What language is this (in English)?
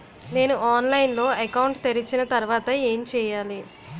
Telugu